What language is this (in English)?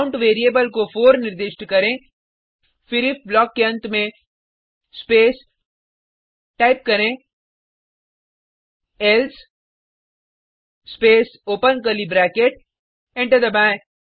Hindi